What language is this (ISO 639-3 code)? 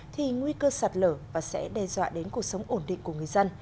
vie